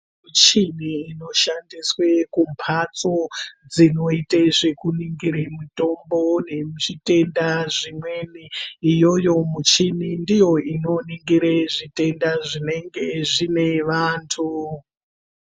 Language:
Ndau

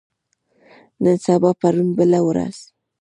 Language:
Pashto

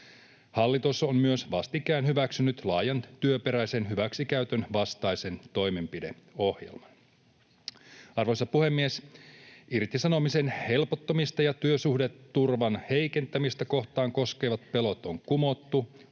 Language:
Finnish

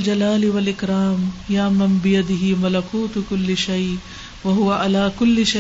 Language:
Urdu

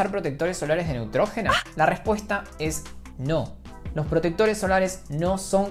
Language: Spanish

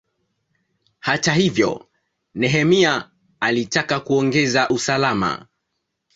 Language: Swahili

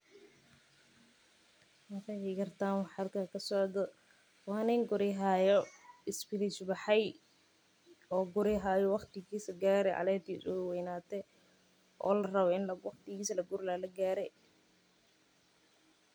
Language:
Somali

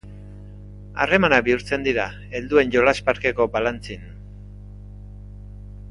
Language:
Basque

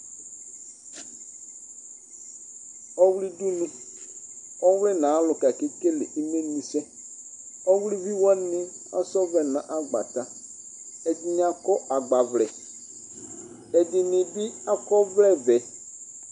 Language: Ikposo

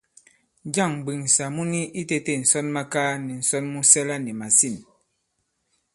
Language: Bankon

